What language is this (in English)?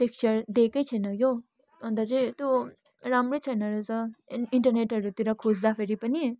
Nepali